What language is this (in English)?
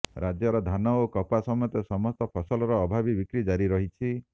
Odia